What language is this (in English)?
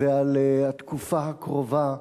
Hebrew